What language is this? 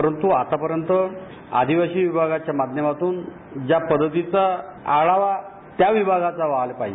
Marathi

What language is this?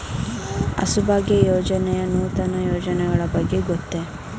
Kannada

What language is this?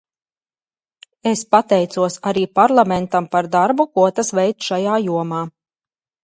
Latvian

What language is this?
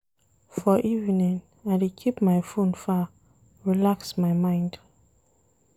Nigerian Pidgin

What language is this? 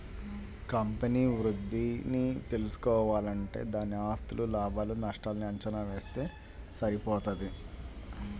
Telugu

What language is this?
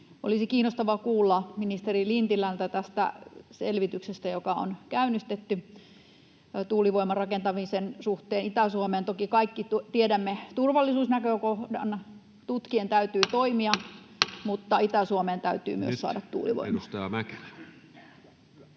Finnish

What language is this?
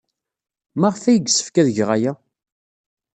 Kabyle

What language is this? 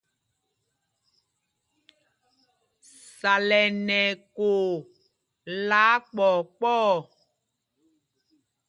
Mpumpong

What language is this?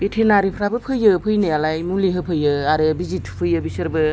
Bodo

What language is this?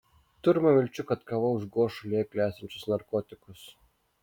Lithuanian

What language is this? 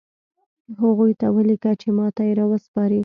Pashto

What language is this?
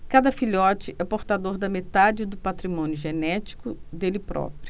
Portuguese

